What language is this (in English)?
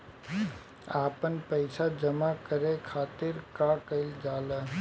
Bhojpuri